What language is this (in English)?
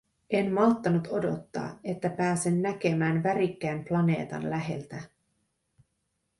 Finnish